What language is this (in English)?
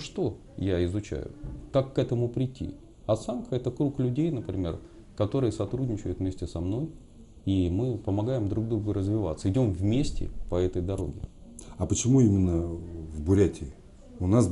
Russian